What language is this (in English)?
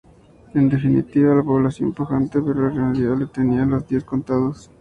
Spanish